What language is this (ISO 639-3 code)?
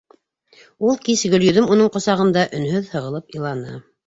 bak